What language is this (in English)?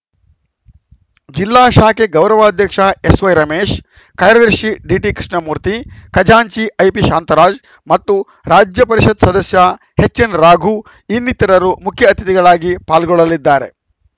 Kannada